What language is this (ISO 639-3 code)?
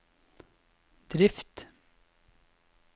nor